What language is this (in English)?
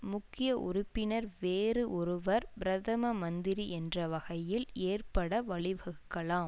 Tamil